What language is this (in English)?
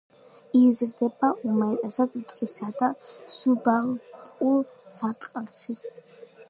Georgian